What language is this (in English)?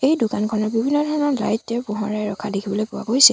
Assamese